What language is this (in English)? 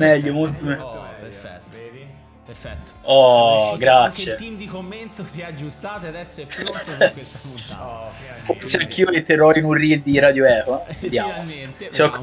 Italian